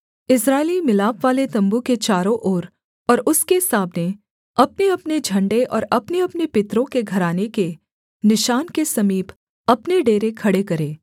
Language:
Hindi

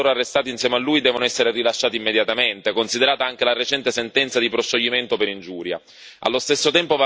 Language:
Italian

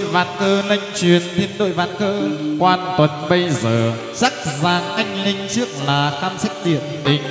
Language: Vietnamese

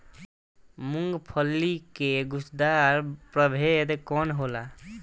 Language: Bhojpuri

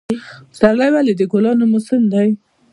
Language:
Pashto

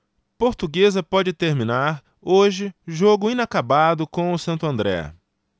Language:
Portuguese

